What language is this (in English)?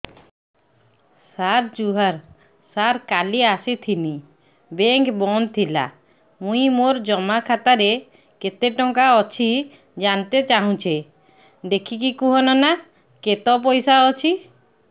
Odia